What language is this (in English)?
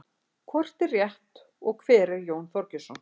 Icelandic